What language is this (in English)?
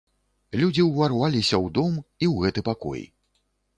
Belarusian